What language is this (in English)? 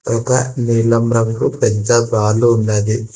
Telugu